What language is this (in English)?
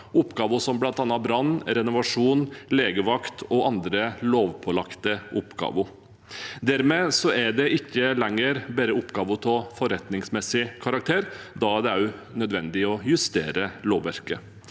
Norwegian